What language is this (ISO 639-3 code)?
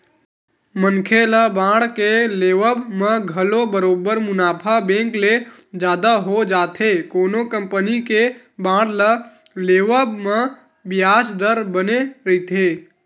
hne